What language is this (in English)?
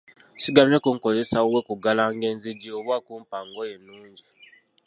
Ganda